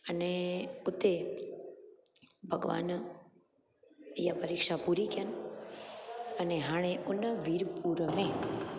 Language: Sindhi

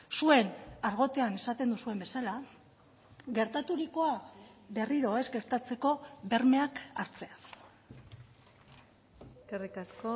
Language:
Basque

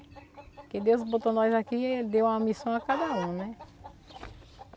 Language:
Portuguese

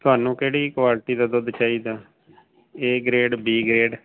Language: Punjabi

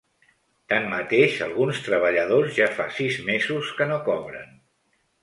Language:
Catalan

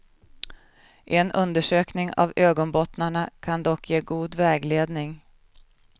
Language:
Swedish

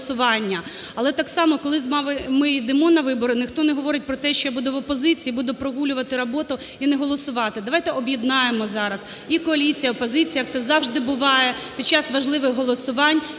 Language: Ukrainian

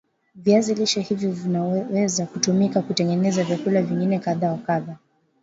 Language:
Swahili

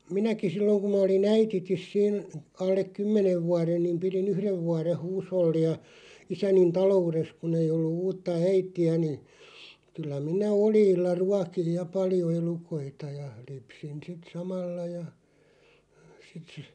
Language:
Finnish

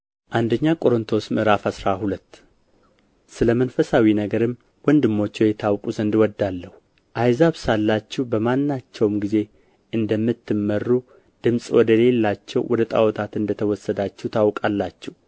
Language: Amharic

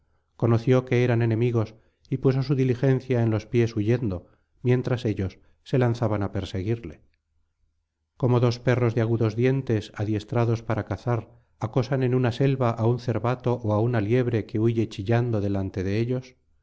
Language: Spanish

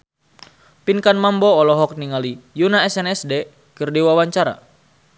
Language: Sundanese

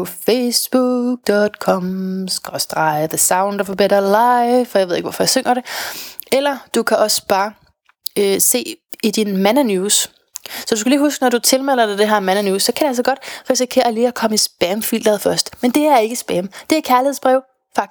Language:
Danish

